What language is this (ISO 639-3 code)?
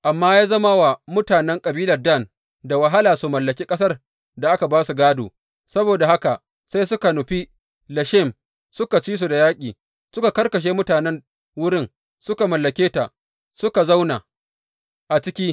hau